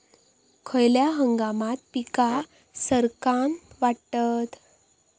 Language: Marathi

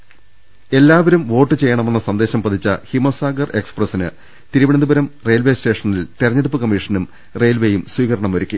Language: Malayalam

